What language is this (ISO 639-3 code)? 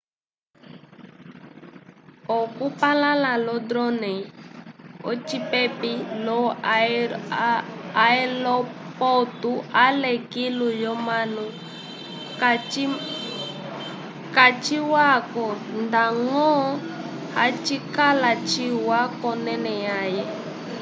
umb